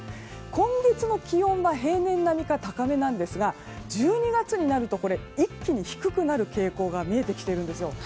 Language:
Japanese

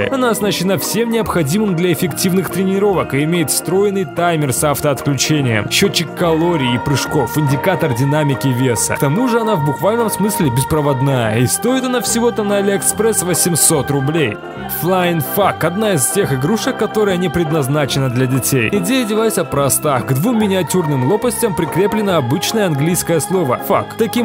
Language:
Russian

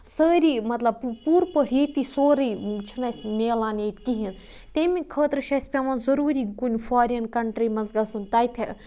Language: Kashmiri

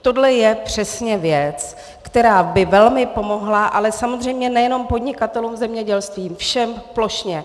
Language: Czech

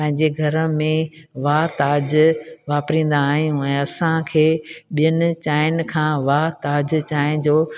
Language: Sindhi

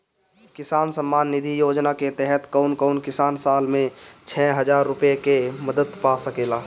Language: Bhojpuri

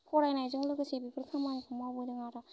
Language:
Bodo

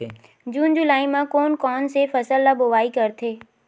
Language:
Chhattisgarhi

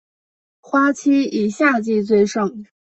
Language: Chinese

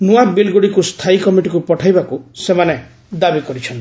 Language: Odia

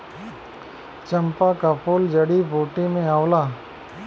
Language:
Bhojpuri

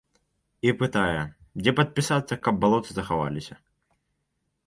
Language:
Belarusian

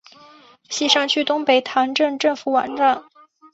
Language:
Chinese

